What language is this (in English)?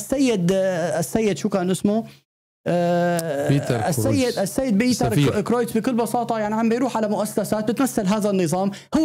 Arabic